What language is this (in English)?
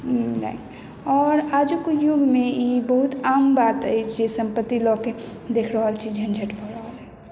Maithili